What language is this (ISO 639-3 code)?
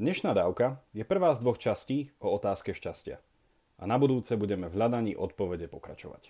slk